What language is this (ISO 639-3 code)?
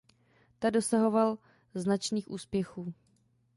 ces